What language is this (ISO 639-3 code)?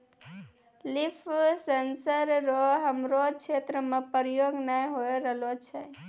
mai